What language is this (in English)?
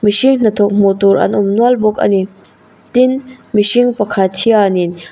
Mizo